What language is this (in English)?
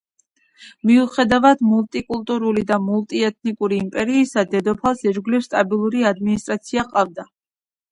Georgian